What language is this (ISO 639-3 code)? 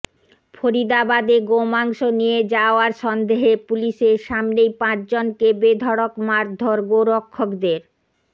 ben